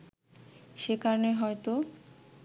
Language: Bangla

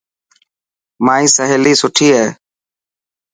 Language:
Dhatki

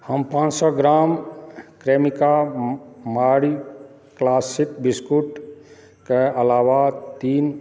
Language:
Maithili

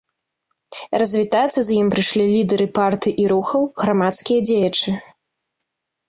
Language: Belarusian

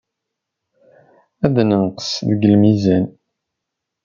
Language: Kabyle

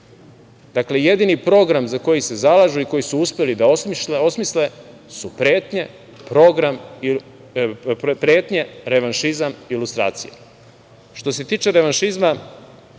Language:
Serbian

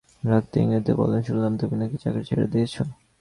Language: Bangla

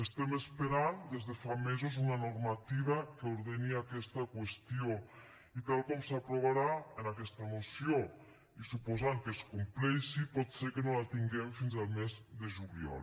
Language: Catalan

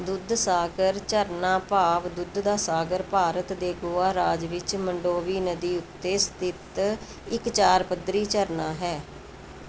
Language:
Punjabi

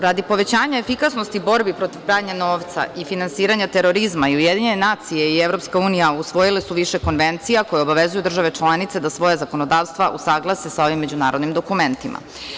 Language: Serbian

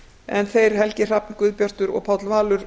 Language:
Icelandic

